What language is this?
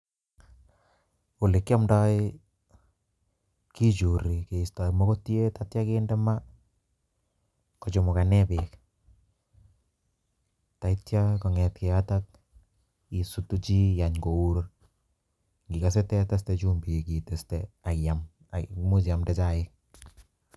Kalenjin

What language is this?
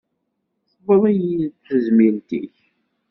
Kabyle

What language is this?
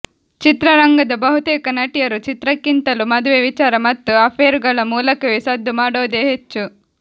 Kannada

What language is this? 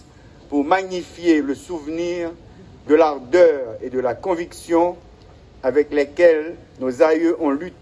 French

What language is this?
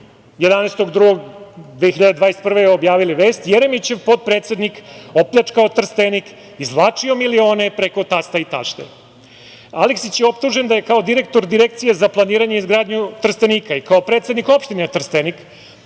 Serbian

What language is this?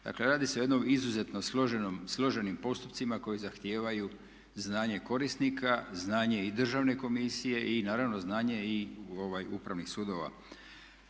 Croatian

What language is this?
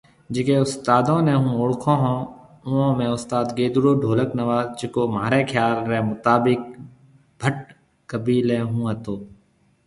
Marwari (Pakistan)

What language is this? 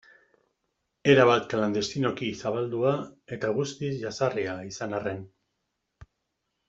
Basque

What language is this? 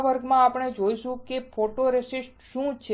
Gujarati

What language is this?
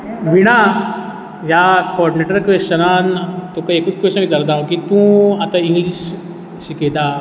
Konkani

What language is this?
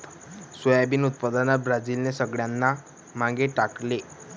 Marathi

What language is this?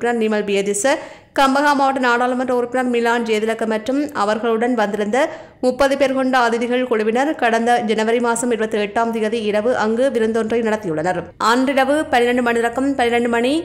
Arabic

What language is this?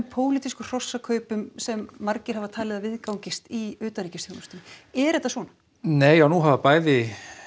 Icelandic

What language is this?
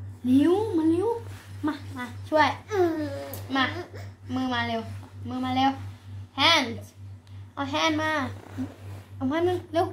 Dutch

